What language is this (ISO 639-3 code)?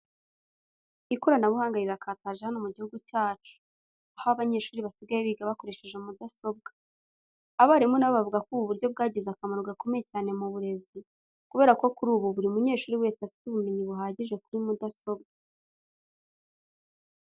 kin